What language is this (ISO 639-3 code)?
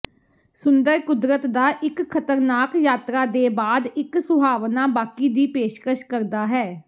pan